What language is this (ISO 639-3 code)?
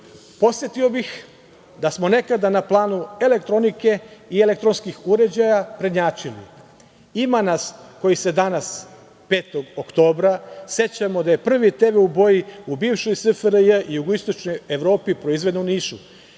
srp